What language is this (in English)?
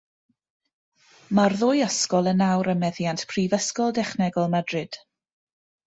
Welsh